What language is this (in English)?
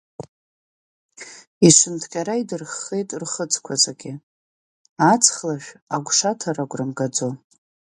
Abkhazian